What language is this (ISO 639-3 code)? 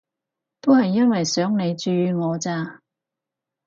yue